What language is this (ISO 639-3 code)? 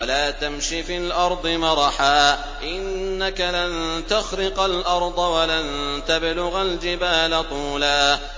ara